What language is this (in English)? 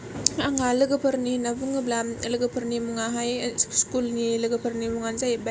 Bodo